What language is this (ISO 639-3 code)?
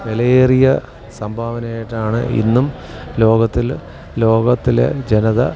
mal